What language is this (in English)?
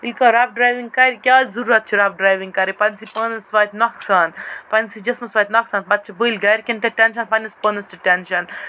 Kashmiri